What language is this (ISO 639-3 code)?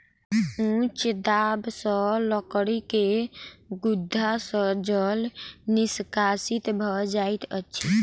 mai